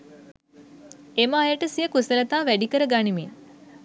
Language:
Sinhala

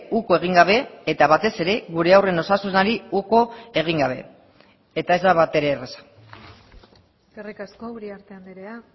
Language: Basque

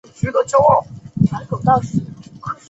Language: Chinese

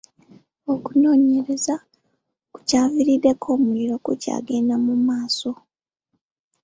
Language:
Ganda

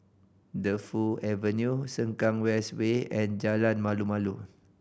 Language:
English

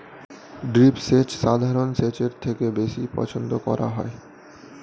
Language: Bangla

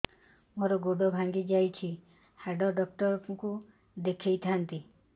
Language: Odia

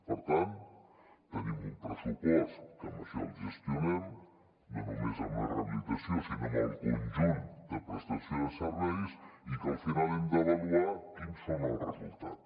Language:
Catalan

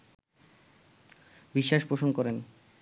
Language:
Bangla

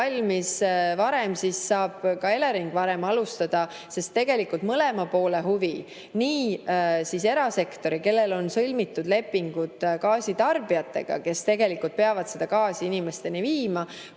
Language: Estonian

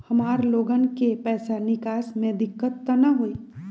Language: Magahi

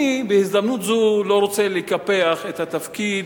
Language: Hebrew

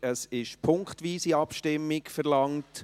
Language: Swiss German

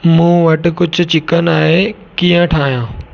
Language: Sindhi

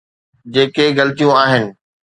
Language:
Sindhi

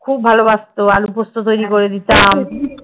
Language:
Bangla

